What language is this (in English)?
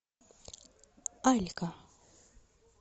Russian